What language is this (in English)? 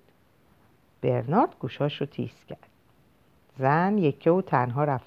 Persian